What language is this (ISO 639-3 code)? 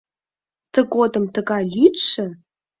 chm